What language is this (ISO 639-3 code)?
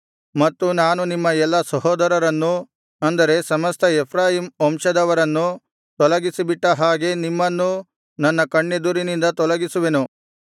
kan